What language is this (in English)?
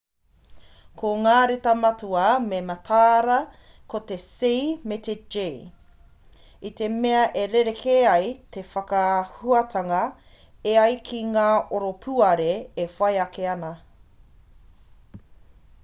Māori